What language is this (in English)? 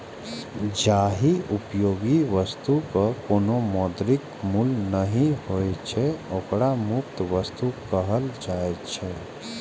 Maithili